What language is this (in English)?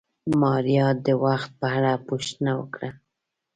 Pashto